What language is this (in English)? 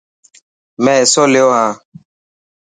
Dhatki